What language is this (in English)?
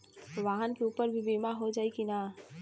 Bhojpuri